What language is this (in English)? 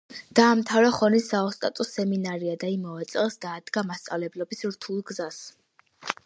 Georgian